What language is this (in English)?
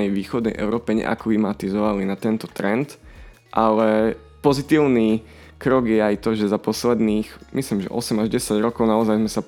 Slovak